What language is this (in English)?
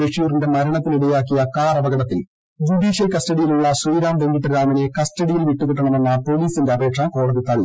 Malayalam